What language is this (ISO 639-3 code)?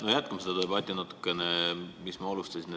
est